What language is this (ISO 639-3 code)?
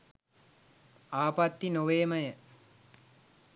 sin